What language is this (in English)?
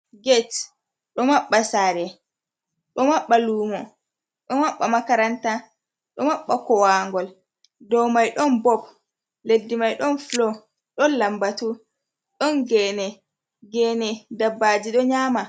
Fula